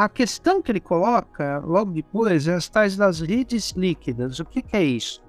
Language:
Portuguese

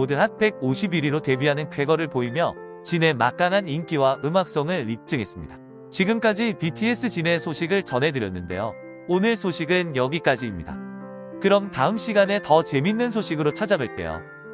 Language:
Korean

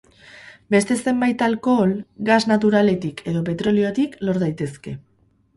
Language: Basque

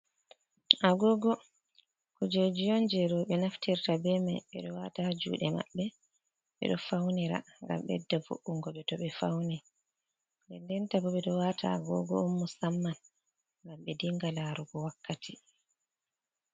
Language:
Fula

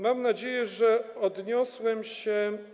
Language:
Polish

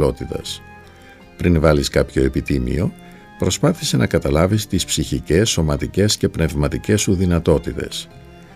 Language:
Greek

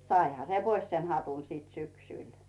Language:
Finnish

